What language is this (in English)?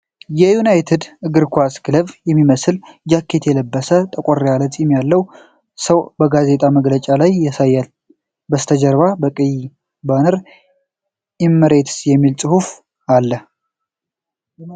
Amharic